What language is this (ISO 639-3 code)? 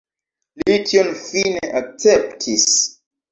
epo